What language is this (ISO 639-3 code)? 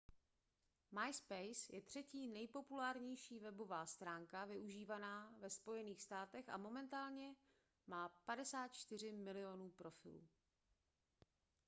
ces